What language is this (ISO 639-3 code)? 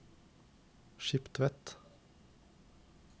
nor